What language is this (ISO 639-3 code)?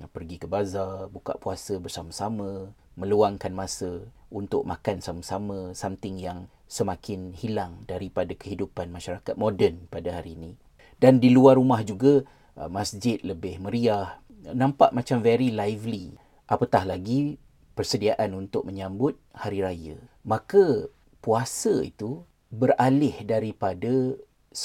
msa